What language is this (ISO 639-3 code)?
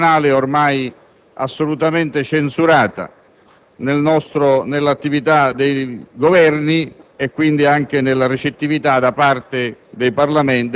ita